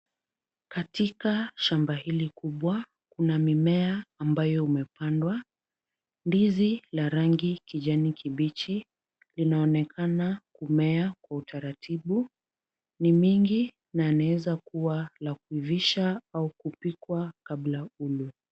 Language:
Swahili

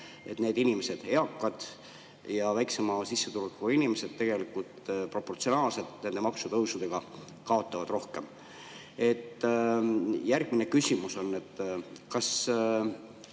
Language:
Estonian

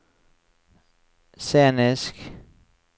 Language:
Norwegian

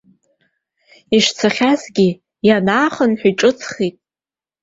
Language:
Abkhazian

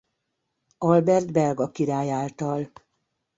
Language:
Hungarian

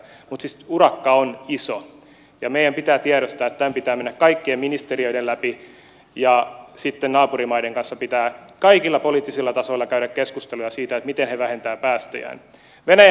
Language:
Finnish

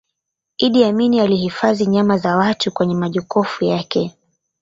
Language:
Swahili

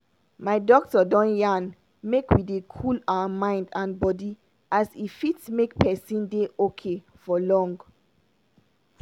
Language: Nigerian Pidgin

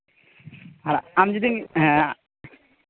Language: Santali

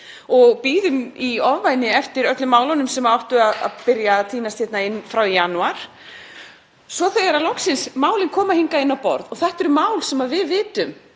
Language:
Icelandic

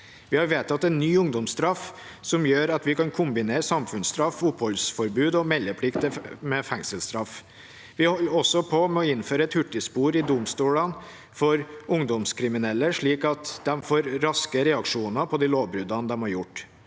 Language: Norwegian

